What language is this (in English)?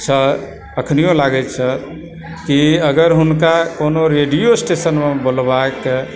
Maithili